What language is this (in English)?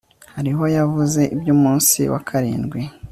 Kinyarwanda